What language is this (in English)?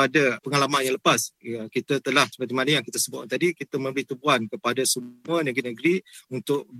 Malay